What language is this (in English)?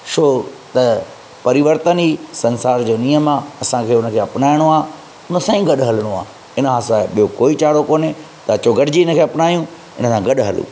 Sindhi